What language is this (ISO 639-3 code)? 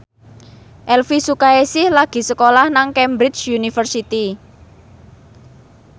jav